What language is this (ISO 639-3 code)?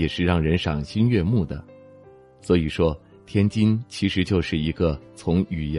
zho